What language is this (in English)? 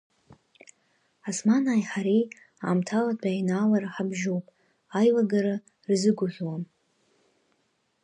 Abkhazian